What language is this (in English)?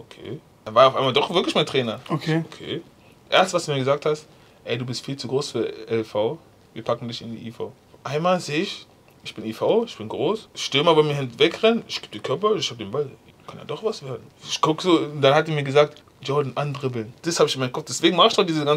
German